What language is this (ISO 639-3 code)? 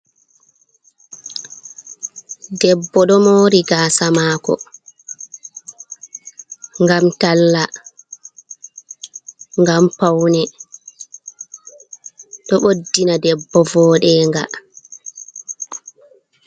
ful